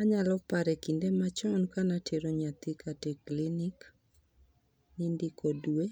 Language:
Luo (Kenya and Tanzania)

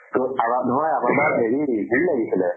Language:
Assamese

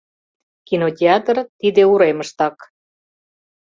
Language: Mari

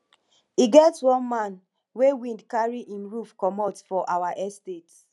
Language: Nigerian Pidgin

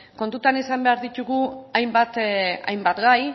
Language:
Basque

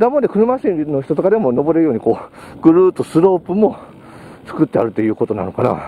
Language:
Japanese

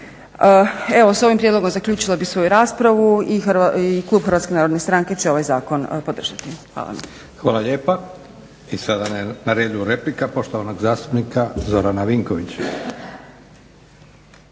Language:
Croatian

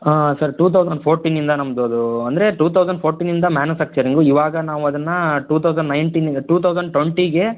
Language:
Kannada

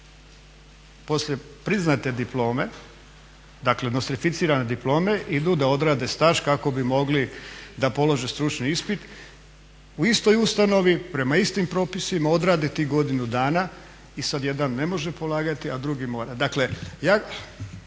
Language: Croatian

